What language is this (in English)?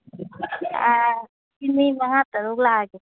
Manipuri